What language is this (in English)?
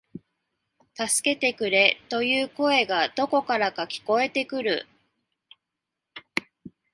Japanese